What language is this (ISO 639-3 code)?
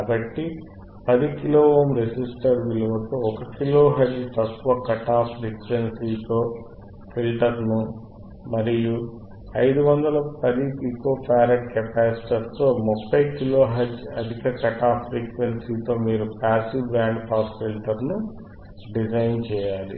tel